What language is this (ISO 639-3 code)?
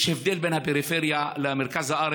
heb